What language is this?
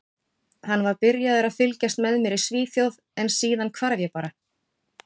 Icelandic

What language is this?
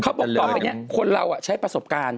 Thai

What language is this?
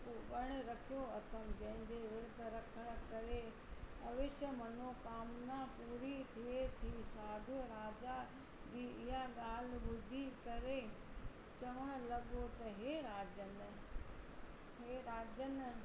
Sindhi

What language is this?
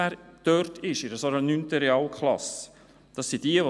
Swiss German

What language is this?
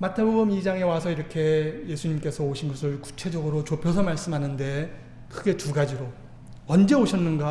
Korean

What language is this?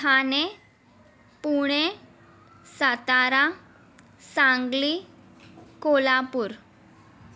Sindhi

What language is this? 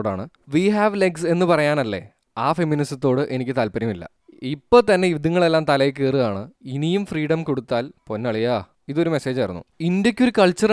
Malayalam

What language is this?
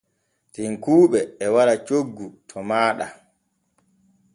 Borgu Fulfulde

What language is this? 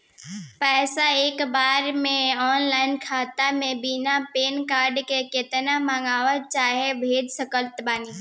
Bhojpuri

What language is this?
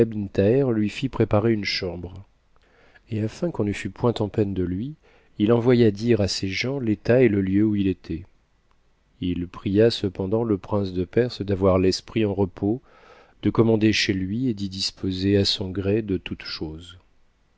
French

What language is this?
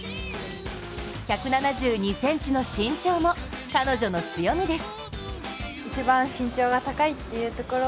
Japanese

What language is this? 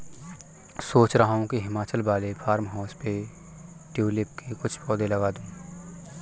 Hindi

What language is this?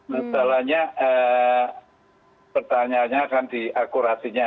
Indonesian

